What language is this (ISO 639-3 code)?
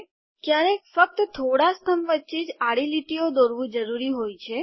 guj